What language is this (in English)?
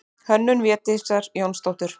Icelandic